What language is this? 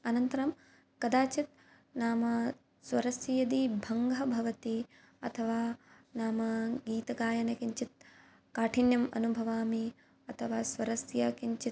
Sanskrit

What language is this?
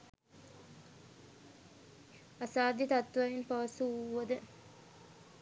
Sinhala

